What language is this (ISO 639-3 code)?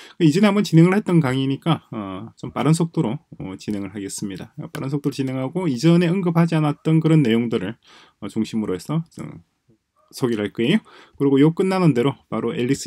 kor